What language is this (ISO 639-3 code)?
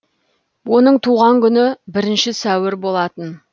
kaz